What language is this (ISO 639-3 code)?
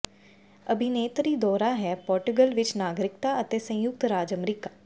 pan